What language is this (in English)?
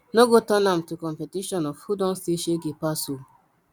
Nigerian Pidgin